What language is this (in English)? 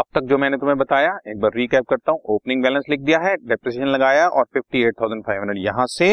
Hindi